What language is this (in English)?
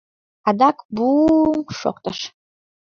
Mari